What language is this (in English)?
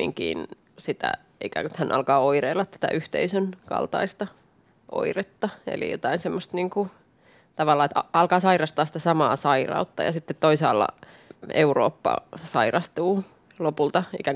Finnish